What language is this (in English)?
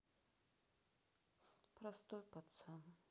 Russian